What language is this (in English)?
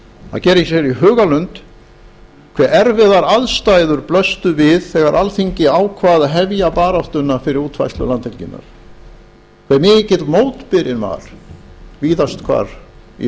Icelandic